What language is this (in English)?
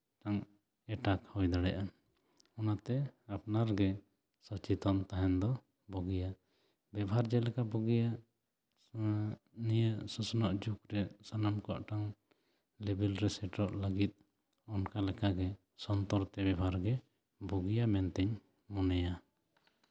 Santali